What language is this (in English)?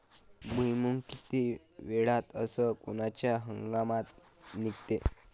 Marathi